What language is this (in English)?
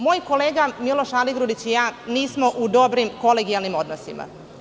Serbian